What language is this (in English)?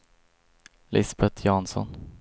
Swedish